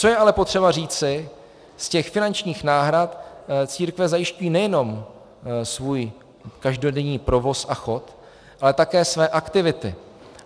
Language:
Czech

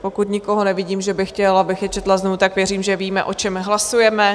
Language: Czech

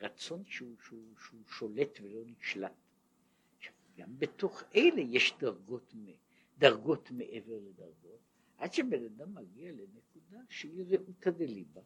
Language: Hebrew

